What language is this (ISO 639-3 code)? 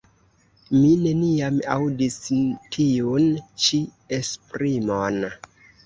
epo